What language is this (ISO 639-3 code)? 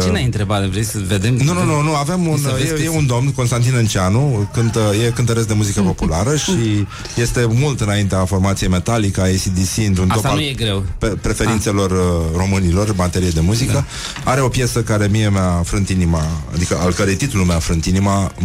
ron